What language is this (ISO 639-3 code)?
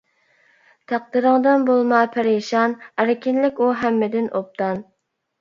uig